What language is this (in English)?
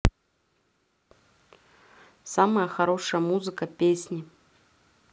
Russian